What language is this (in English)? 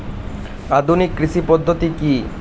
Bangla